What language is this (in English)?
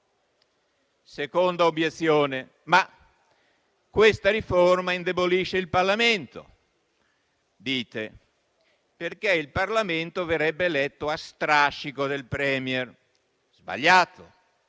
Italian